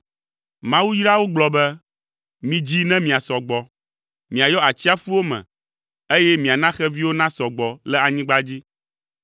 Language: Ewe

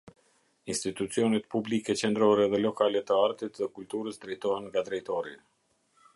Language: Albanian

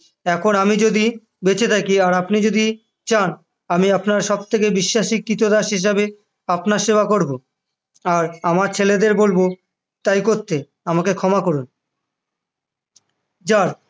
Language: Bangla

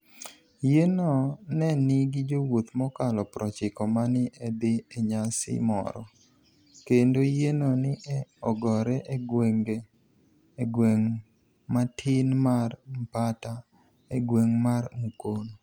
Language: Luo (Kenya and Tanzania)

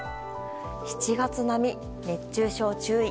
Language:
Japanese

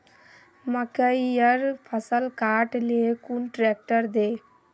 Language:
Magahi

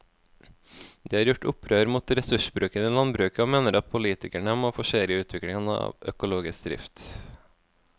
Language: Norwegian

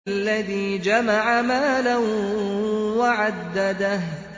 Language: Arabic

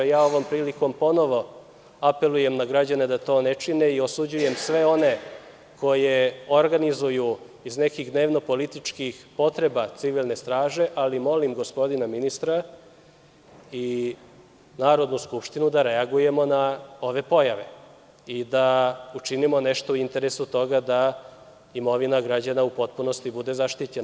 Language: Serbian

